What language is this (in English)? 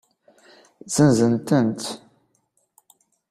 Kabyle